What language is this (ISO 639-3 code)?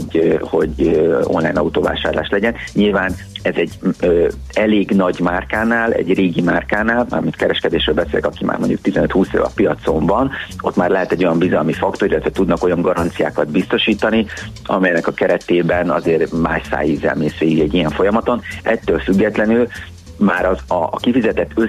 hun